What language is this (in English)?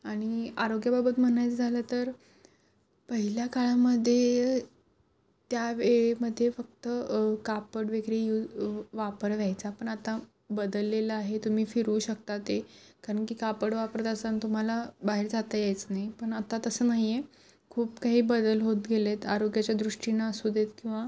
Marathi